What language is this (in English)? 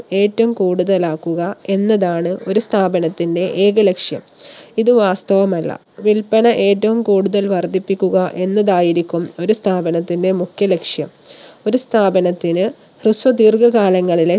Malayalam